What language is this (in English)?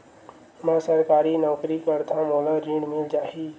Chhattisgarhi